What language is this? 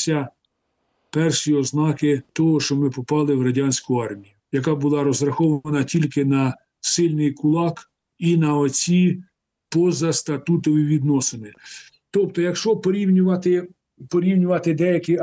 Ukrainian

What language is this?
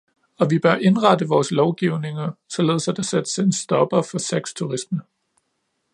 Danish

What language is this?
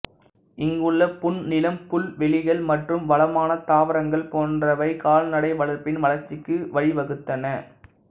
Tamil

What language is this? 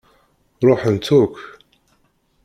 Kabyle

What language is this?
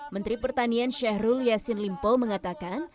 Indonesian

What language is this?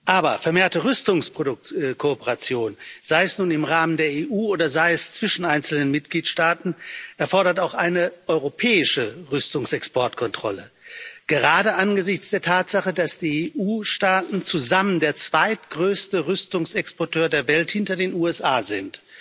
German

